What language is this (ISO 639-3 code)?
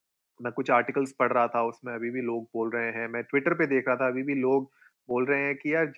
hin